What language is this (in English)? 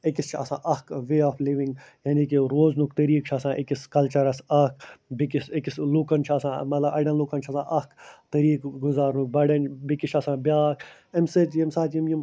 Kashmiri